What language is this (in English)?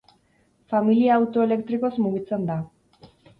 Basque